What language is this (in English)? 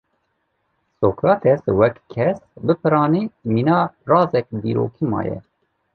Kurdish